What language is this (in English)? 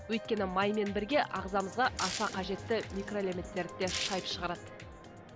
Kazakh